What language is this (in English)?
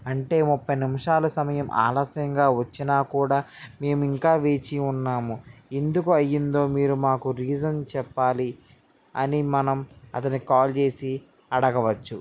Telugu